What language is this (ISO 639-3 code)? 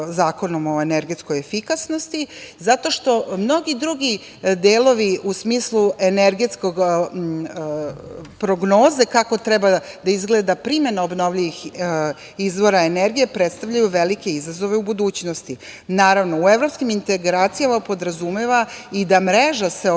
srp